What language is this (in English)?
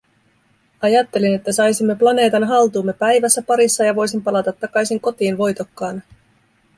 Finnish